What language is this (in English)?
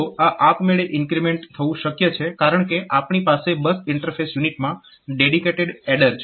Gujarati